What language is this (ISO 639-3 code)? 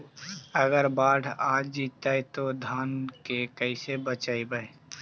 mag